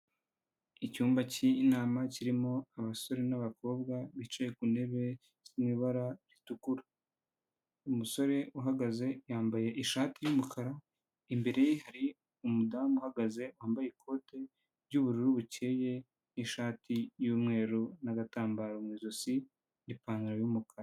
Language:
Kinyarwanda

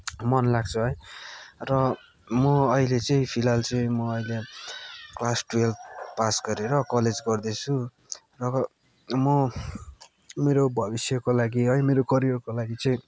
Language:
Nepali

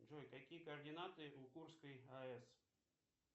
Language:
Russian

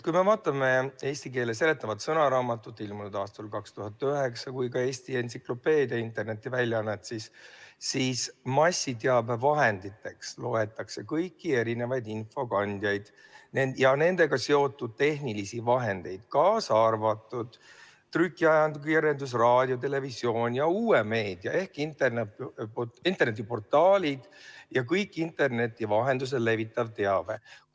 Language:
Estonian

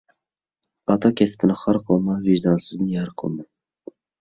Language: Uyghur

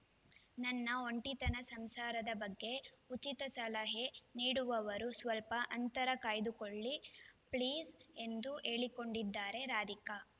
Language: Kannada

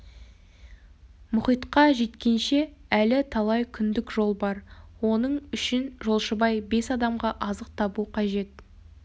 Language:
Kazakh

